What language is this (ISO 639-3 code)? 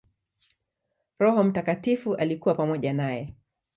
swa